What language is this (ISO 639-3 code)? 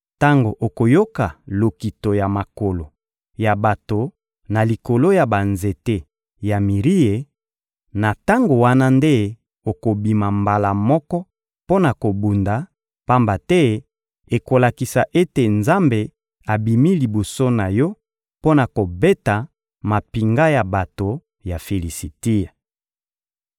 lin